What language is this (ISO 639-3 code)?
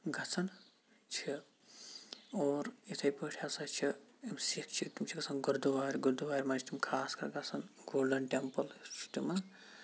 kas